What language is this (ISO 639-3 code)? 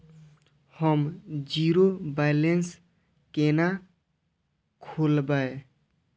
mai